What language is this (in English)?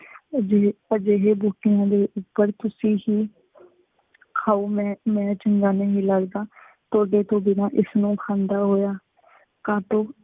Punjabi